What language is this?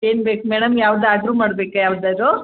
Kannada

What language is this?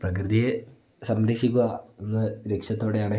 Malayalam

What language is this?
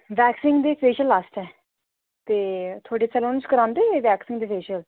Dogri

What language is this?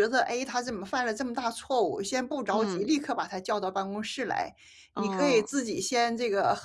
Chinese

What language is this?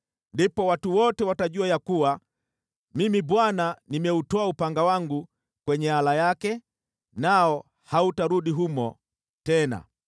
Swahili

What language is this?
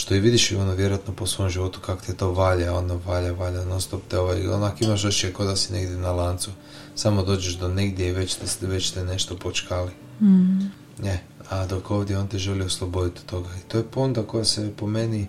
Croatian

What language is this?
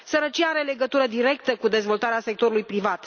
Romanian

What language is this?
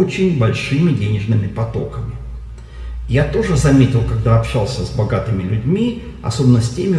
Russian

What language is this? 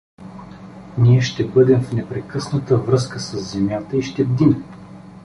Bulgarian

